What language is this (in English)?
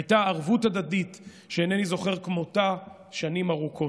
Hebrew